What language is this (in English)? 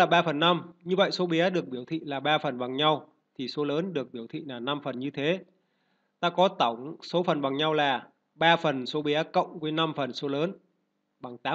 Vietnamese